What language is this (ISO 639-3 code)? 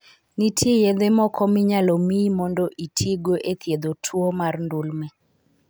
luo